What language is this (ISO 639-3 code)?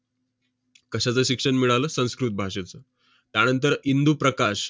mar